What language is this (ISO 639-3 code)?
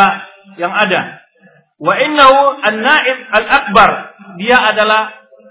ind